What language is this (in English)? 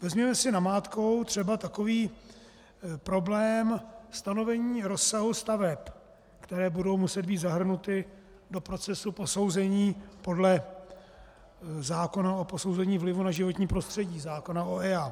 Czech